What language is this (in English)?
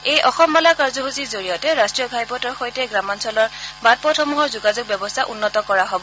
Assamese